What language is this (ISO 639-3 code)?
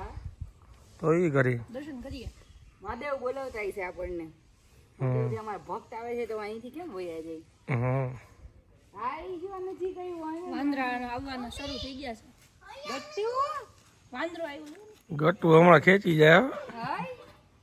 guj